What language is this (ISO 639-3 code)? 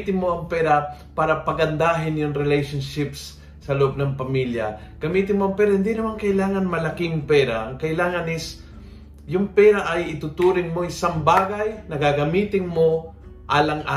fil